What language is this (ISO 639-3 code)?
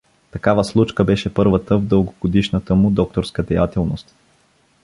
bul